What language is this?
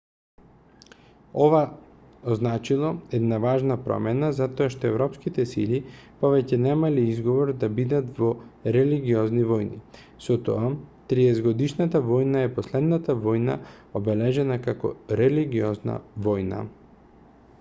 Macedonian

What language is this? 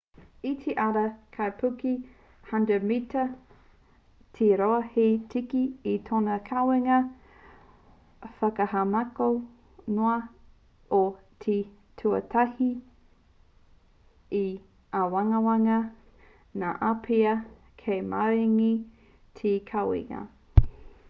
Māori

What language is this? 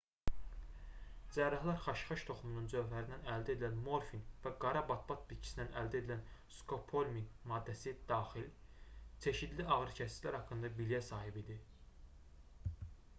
Azerbaijani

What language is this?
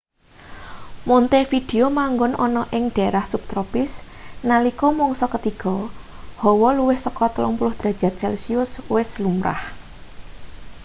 Javanese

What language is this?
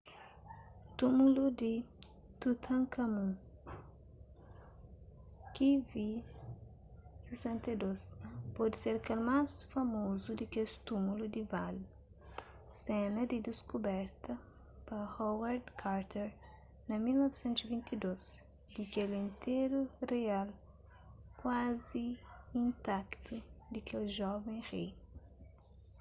Kabuverdianu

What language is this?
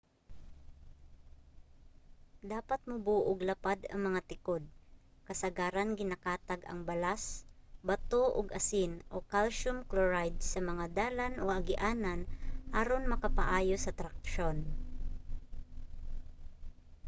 Cebuano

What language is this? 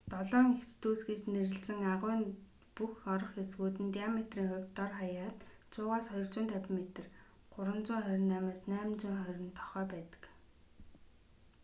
Mongolian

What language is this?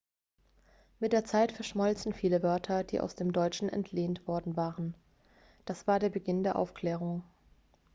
German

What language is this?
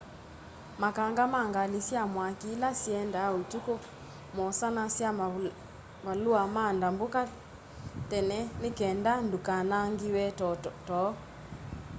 Kamba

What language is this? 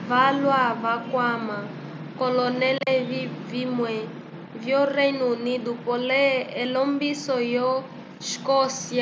Umbundu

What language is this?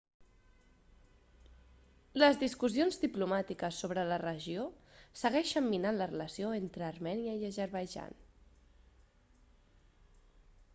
Catalan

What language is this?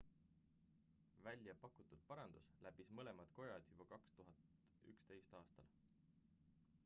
Estonian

